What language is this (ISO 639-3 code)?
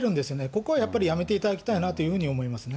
jpn